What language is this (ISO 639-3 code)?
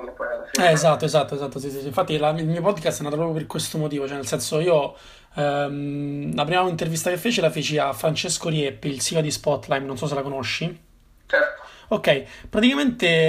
ita